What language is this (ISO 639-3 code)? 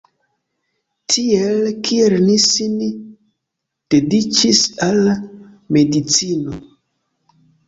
epo